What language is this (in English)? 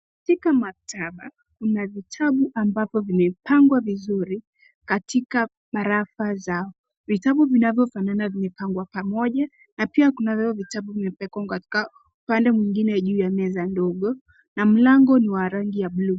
Swahili